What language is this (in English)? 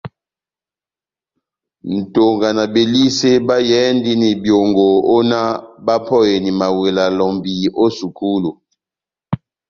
Batanga